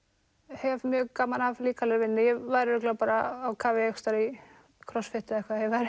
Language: Icelandic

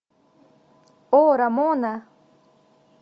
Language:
Russian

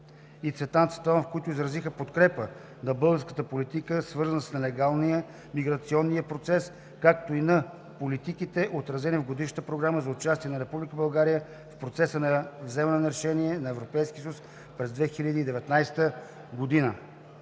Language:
Bulgarian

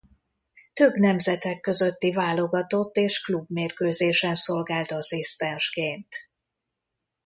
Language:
Hungarian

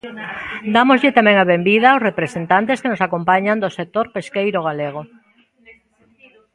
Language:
Galician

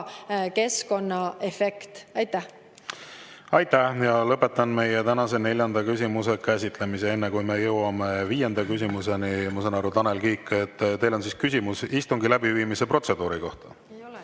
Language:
Estonian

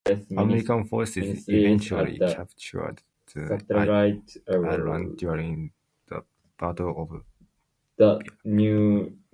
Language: English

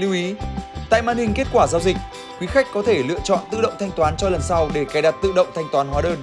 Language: Vietnamese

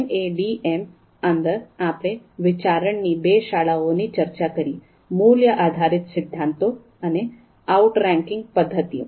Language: Gujarati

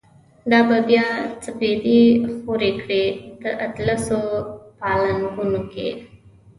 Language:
Pashto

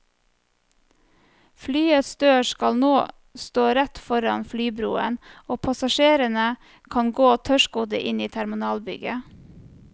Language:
Norwegian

